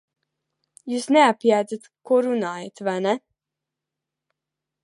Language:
Latvian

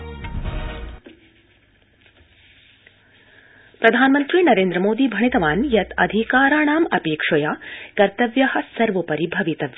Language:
Sanskrit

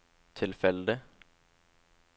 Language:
Norwegian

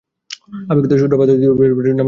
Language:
Bangla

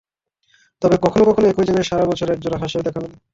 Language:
Bangla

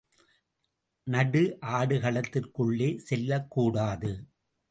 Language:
Tamil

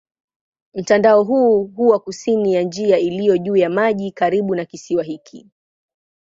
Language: Swahili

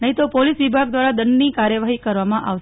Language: Gujarati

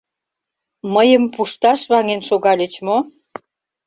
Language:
Mari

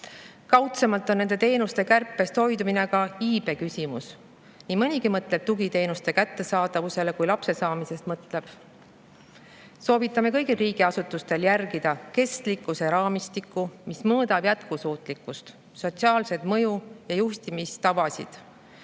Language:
Estonian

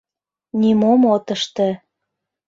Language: Mari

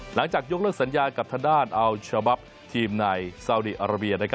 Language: Thai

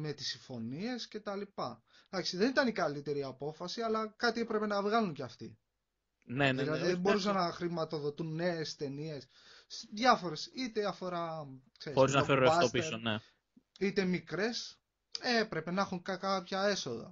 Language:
Greek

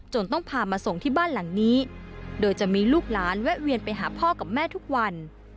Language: Thai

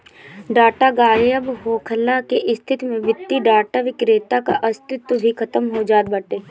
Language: Bhojpuri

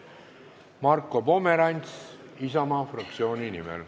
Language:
Estonian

